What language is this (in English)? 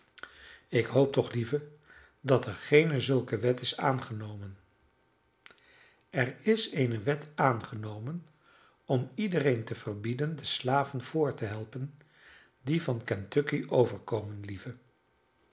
Dutch